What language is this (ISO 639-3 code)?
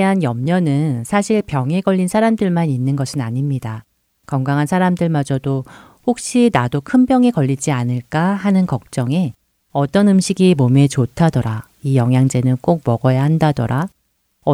kor